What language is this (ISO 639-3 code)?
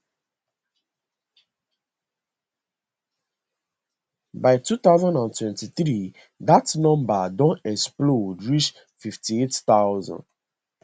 pcm